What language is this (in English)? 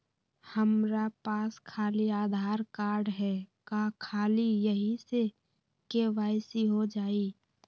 Magahi